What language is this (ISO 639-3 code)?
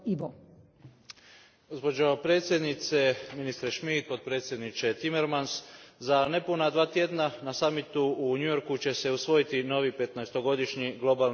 hrv